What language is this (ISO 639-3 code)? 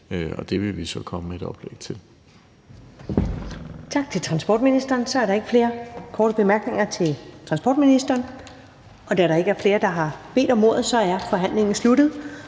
dan